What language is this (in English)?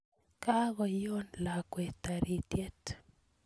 Kalenjin